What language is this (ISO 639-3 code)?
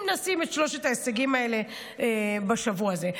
heb